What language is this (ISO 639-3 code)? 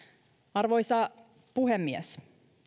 fin